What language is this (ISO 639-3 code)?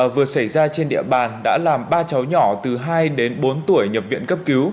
vie